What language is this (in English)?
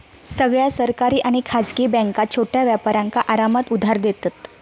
Marathi